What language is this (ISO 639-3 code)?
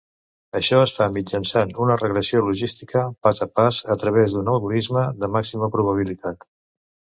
cat